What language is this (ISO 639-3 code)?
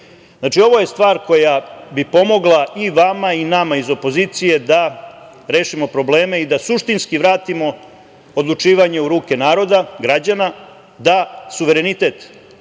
srp